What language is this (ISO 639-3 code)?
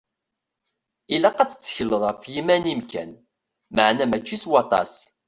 kab